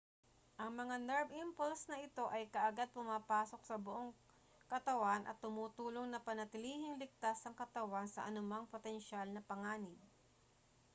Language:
Filipino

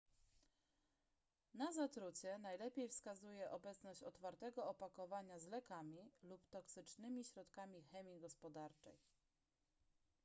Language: Polish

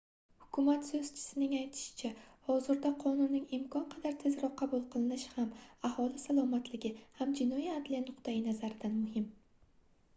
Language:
Uzbek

